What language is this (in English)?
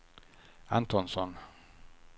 Swedish